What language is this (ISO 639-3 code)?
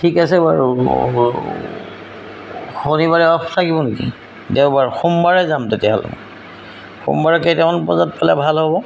asm